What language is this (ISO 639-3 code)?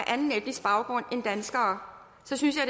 dan